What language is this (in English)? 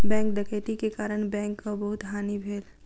Maithili